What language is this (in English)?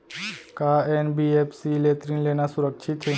Chhattisgarhi